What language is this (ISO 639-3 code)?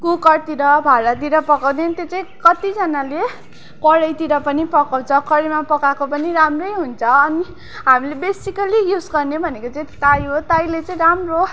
nep